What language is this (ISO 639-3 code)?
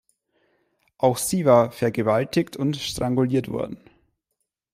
deu